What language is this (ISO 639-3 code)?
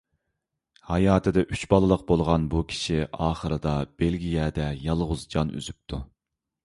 uig